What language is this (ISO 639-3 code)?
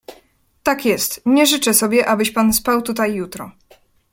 pol